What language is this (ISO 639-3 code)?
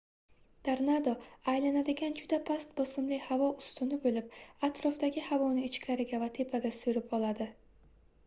uzb